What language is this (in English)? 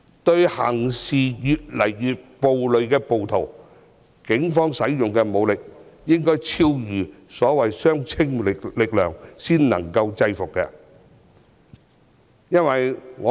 Cantonese